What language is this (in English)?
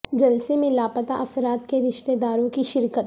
Urdu